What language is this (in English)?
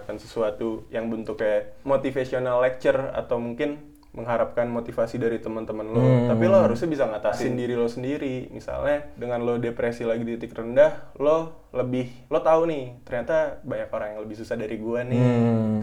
Indonesian